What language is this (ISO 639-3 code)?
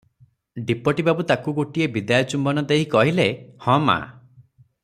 ori